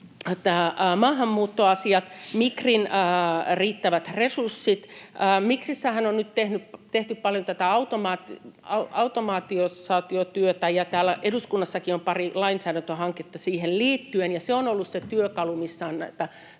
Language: Finnish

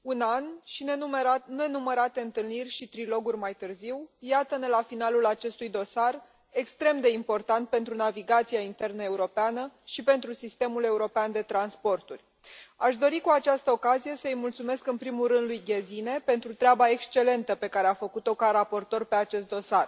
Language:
Romanian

